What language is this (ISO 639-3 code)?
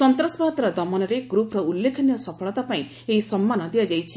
ori